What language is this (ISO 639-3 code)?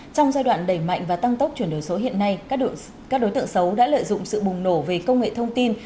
vie